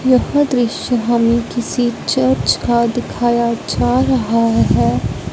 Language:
Hindi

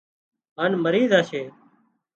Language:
Wadiyara Koli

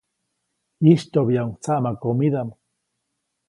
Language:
Copainalá Zoque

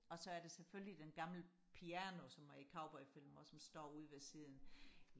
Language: Danish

